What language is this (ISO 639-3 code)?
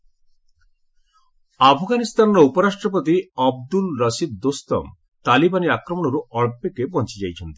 ori